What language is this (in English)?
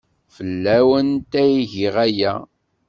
Kabyle